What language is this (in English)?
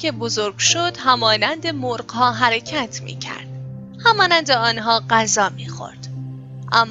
Persian